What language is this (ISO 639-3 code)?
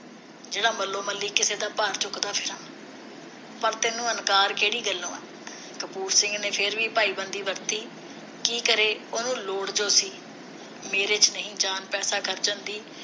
pan